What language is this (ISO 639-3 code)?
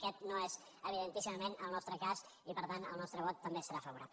cat